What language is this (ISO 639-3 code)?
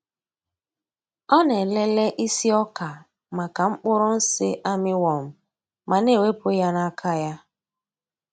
ibo